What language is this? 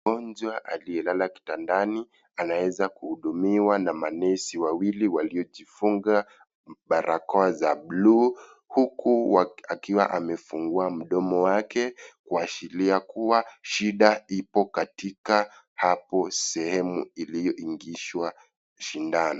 Swahili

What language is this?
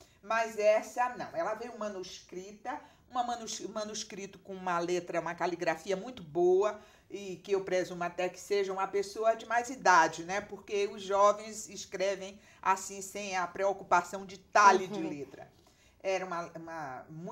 Portuguese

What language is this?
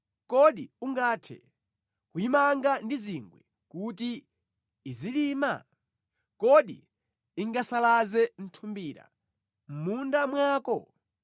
Nyanja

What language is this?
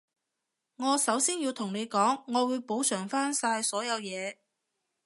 Cantonese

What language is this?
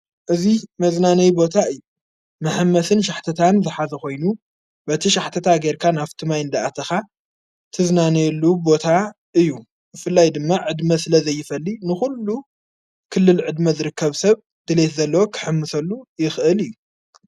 Tigrinya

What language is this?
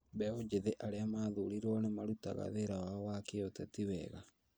Kikuyu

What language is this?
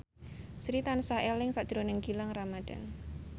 Javanese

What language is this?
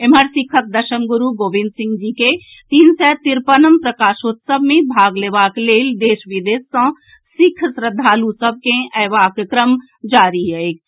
Maithili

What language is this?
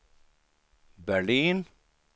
Swedish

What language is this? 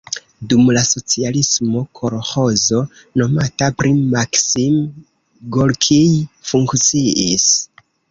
Esperanto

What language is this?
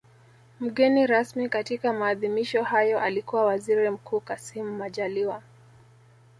Swahili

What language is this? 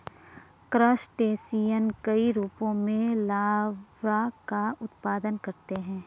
Hindi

